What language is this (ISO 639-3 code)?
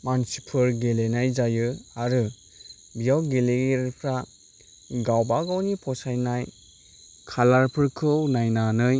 brx